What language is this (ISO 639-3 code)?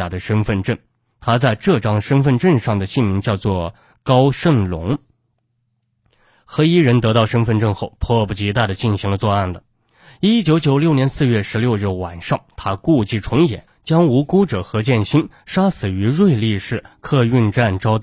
zho